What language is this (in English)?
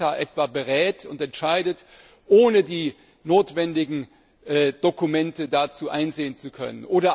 German